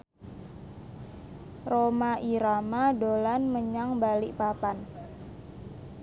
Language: Javanese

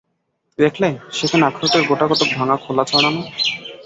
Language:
Bangla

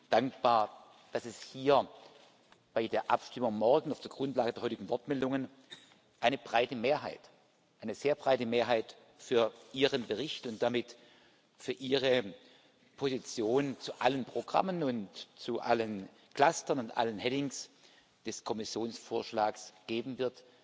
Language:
German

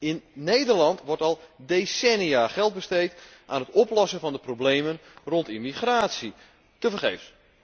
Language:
Dutch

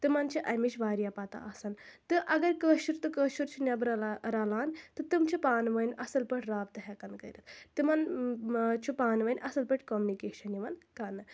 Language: Kashmiri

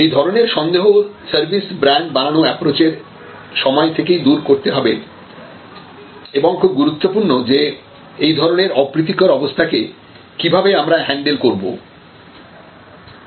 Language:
Bangla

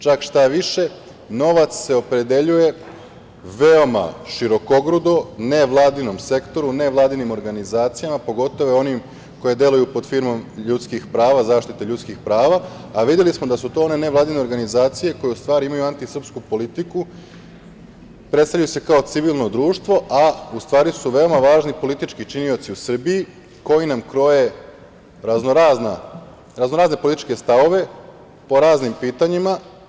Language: Serbian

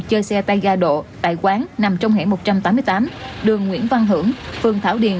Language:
Vietnamese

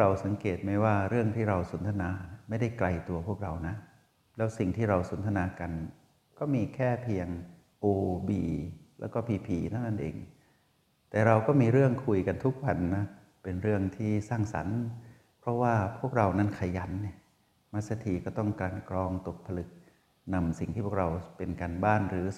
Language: Thai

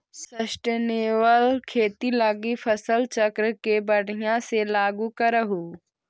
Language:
Magahi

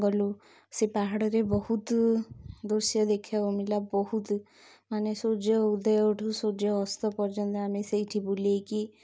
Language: Odia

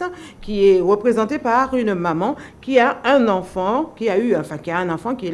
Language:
French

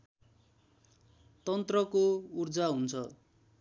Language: Nepali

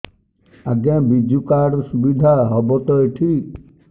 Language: Odia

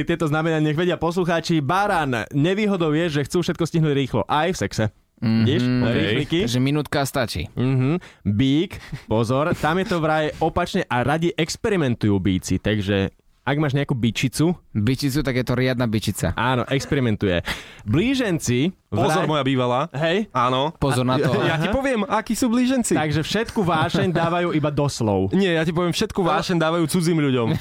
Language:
Slovak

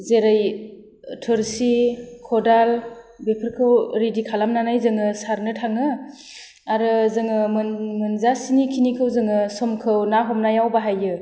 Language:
Bodo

